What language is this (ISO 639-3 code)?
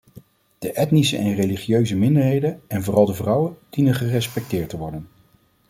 nld